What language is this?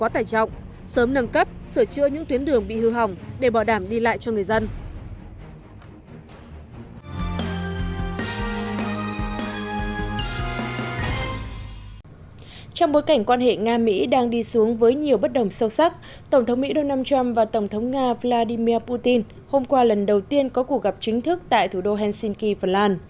Vietnamese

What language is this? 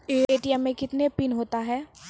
Maithili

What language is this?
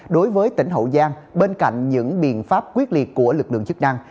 Vietnamese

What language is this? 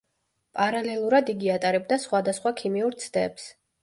Georgian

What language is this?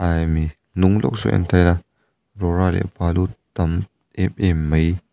Mizo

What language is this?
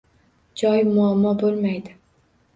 Uzbek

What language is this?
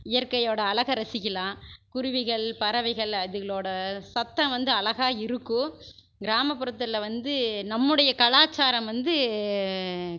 Tamil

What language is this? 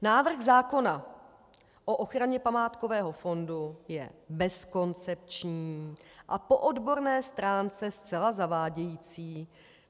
Czech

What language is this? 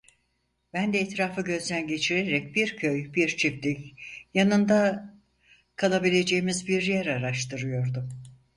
Turkish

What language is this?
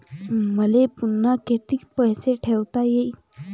Marathi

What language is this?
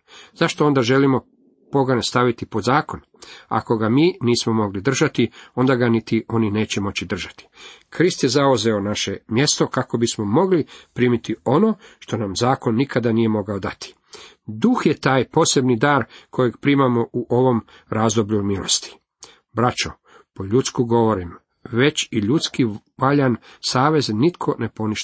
Croatian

